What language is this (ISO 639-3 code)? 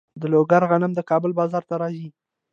pus